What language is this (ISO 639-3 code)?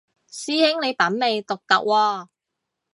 yue